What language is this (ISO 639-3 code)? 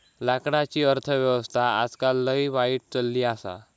mar